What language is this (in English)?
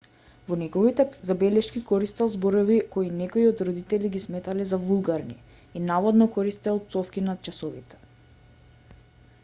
Macedonian